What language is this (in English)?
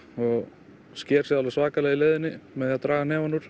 Icelandic